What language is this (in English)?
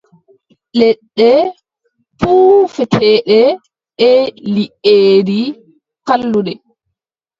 Adamawa Fulfulde